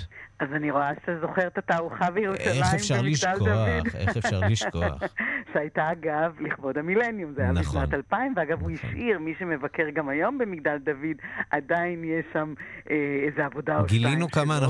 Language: Hebrew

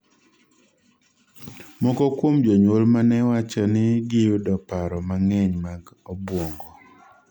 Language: Luo (Kenya and Tanzania)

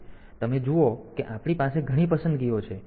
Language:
Gujarati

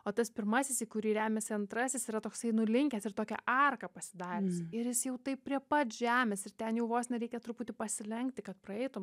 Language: Lithuanian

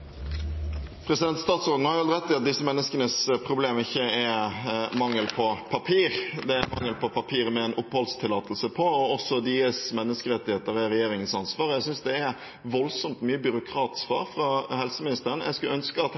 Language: Norwegian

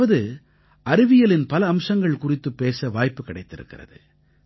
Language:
Tamil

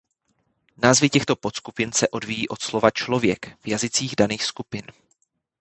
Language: Czech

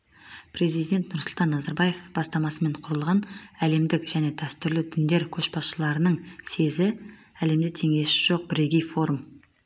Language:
Kazakh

